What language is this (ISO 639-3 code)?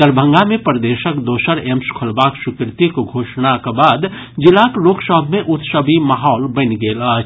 mai